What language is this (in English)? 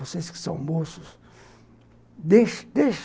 Portuguese